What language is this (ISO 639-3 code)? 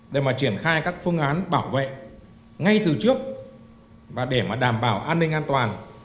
vie